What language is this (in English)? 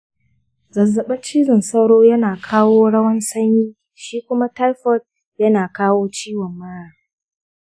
Hausa